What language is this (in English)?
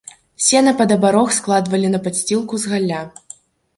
Belarusian